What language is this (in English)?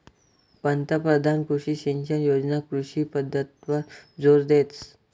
Marathi